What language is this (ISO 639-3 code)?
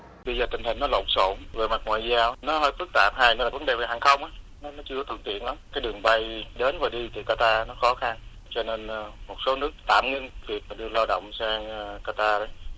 vie